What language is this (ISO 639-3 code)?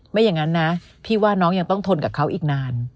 tha